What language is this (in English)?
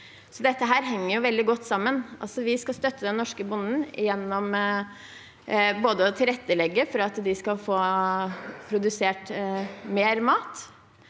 Norwegian